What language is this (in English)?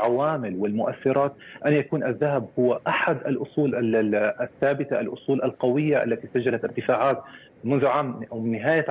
Arabic